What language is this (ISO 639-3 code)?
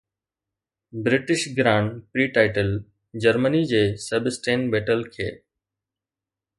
snd